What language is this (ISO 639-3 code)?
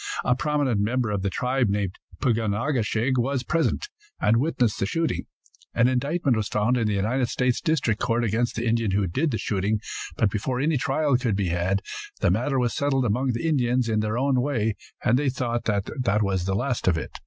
eng